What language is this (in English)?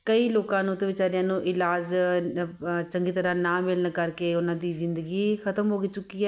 Punjabi